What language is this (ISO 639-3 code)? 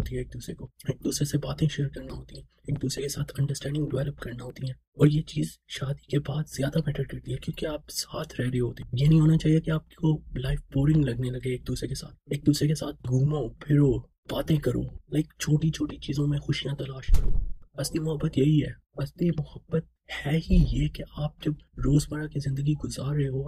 urd